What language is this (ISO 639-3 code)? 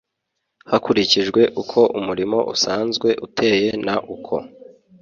kin